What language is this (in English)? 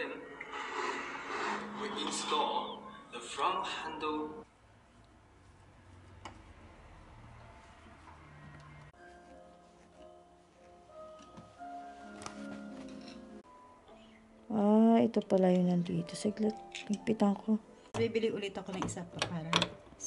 Filipino